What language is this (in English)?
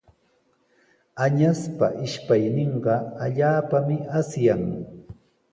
Sihuas Ancash Quechua